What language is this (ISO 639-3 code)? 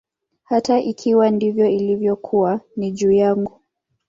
swa